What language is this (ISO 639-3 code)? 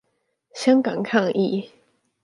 zho